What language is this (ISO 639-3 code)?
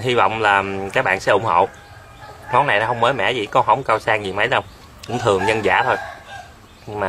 vie